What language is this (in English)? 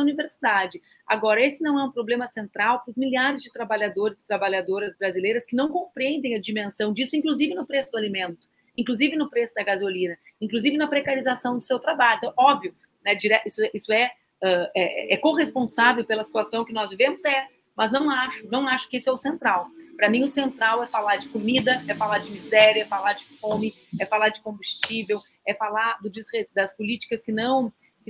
Portuguese